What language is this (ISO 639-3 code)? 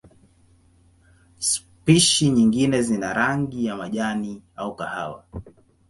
swa